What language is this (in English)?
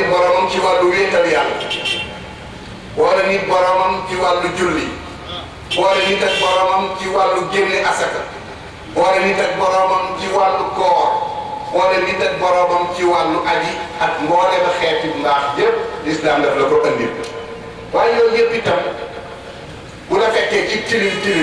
English